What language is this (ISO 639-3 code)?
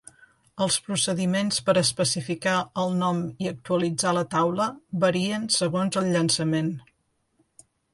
cat